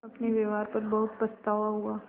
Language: Hindi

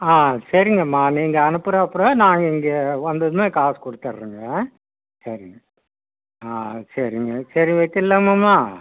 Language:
Tamil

